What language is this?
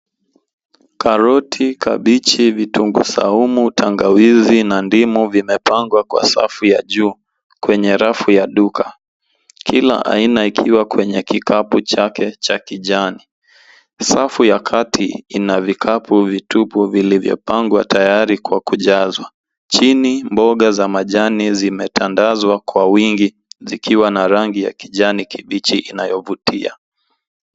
Swahili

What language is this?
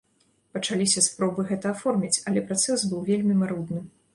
Belarusian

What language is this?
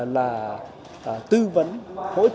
Vietnamese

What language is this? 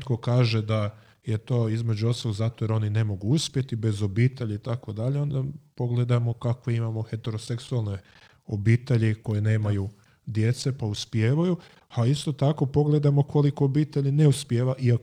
Croatian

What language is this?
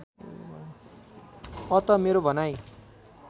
Nepali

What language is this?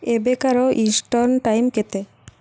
Odia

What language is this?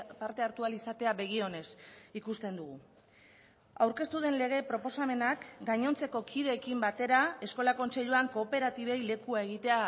Basque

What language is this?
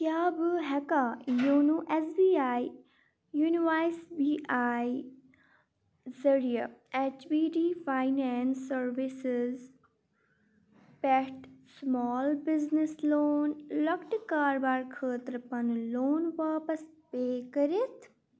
Kashmiri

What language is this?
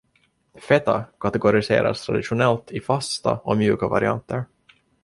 Swedish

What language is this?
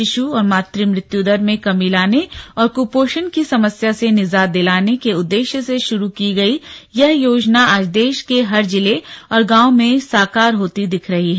Hindi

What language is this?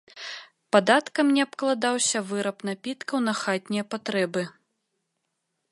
Belarusian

